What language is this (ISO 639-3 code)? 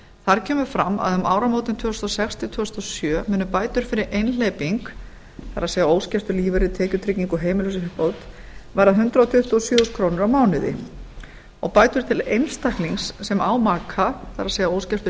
isl